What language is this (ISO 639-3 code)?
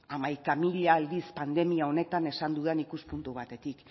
eus